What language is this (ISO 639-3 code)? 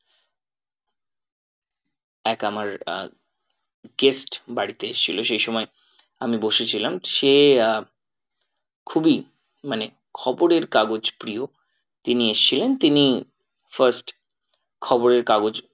ben